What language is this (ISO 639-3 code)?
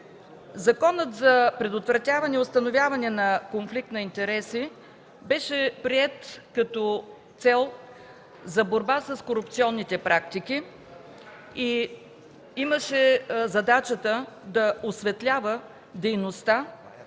bul